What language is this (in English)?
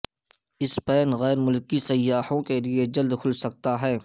Urdu